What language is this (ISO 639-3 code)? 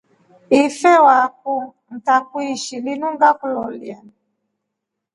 rof